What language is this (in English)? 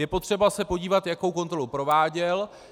Czech